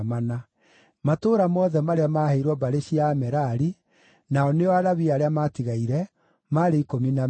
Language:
Kikuyu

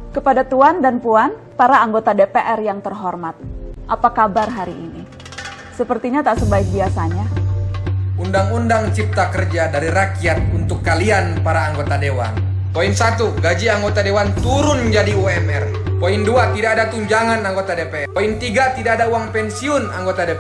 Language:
Indonesian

